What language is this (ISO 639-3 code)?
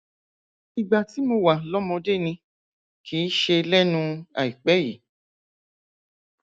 yor